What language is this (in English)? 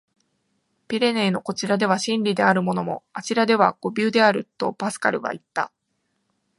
Japanese